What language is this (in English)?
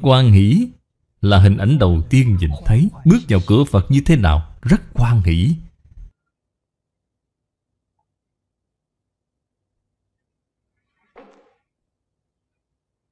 Vietnamese